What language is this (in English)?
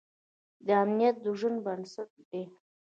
Pashto